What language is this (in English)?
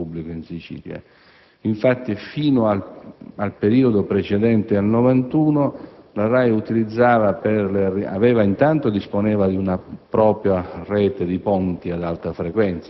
Italian